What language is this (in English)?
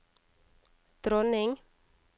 Norwegian